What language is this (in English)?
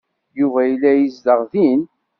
Kabyle